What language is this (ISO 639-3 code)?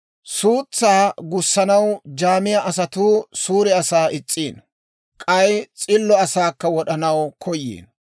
dwr